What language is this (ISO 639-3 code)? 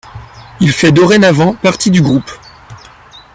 fra